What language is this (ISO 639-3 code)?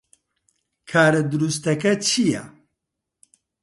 ckb